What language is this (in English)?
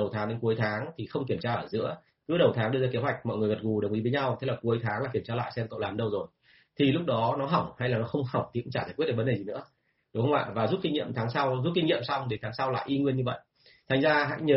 Vietnamese